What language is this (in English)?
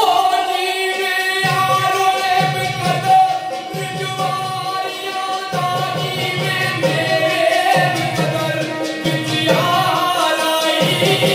Punjabi